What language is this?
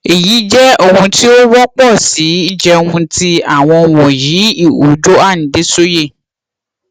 Yoruba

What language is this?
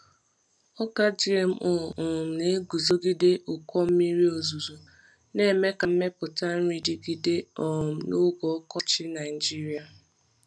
Igbo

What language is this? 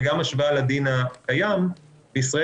Hebrew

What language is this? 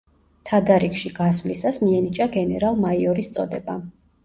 Georgian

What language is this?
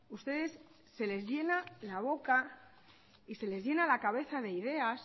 Spanish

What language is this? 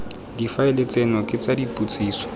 Tswana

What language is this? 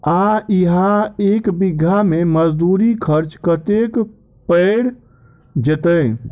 Maithili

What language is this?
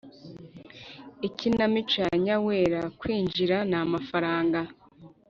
Kinyarwanda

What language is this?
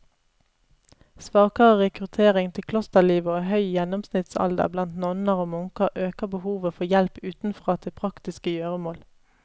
Norwegian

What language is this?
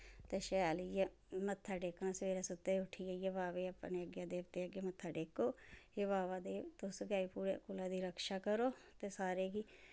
Dogri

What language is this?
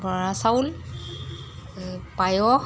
Assamese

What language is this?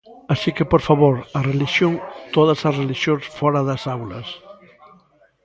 Galician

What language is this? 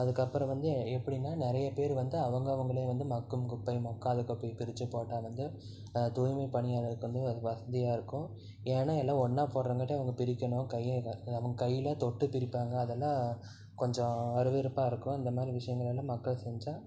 Tamil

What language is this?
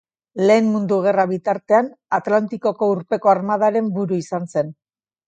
Basque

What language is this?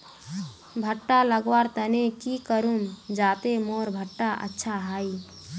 Magahi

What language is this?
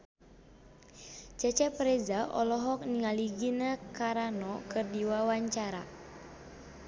Sundanese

